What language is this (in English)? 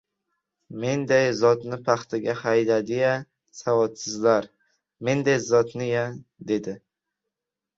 Uzbek